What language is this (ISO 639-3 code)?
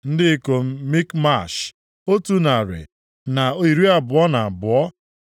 ibo